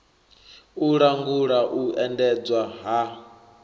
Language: Venda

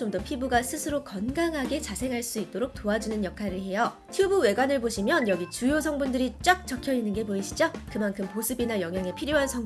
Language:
Korean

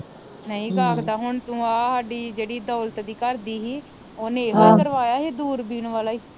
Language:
Punjabi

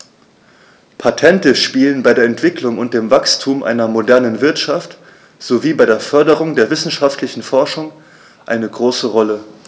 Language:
German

